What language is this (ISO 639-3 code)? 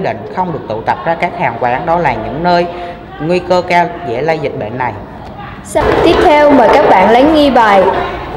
vie